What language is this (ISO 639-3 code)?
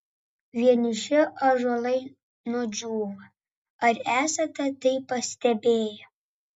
lit